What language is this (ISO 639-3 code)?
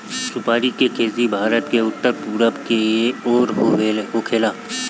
bho